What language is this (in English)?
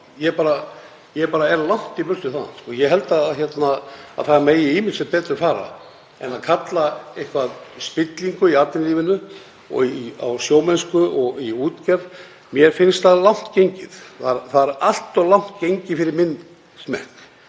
Icelandic